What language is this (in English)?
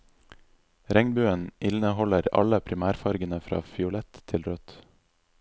Norwegian